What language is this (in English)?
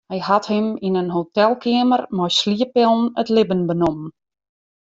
Western Frisian